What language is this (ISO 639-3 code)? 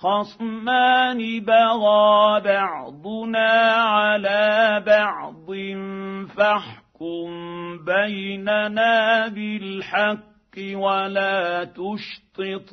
ara